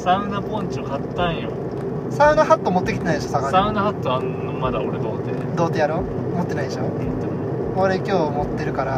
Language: Japanese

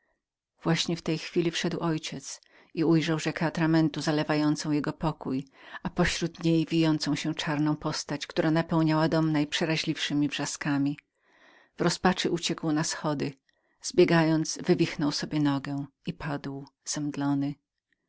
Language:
Polish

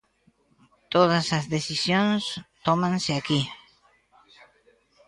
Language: Galician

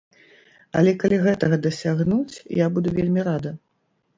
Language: Belarusian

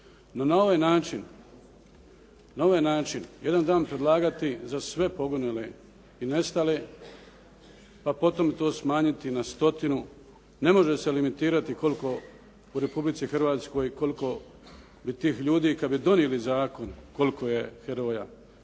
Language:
Croatian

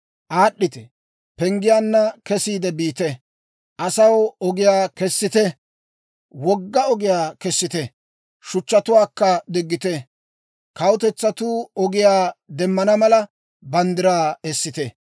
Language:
Dawro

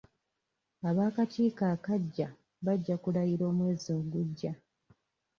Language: Ganda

